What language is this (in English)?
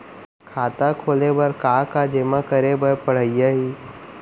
Chhattisgarhi